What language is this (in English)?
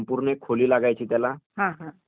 Marathi